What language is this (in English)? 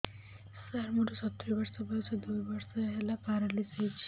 Odia